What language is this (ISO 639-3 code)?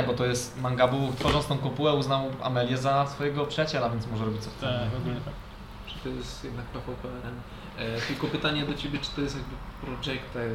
pol